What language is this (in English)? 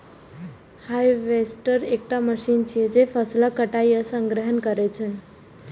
Maithili